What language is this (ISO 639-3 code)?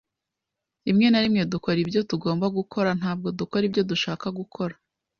kin